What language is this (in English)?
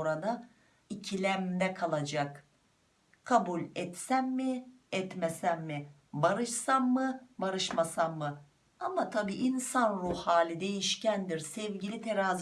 Turkish